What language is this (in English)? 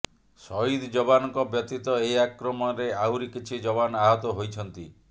Odia